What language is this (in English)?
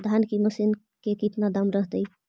Magahi